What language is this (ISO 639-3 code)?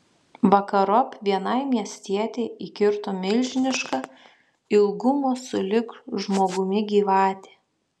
lit